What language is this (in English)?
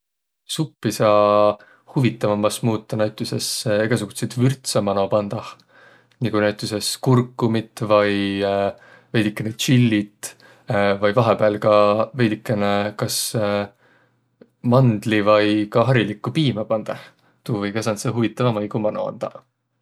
Võro